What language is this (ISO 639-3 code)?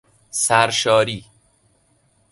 fas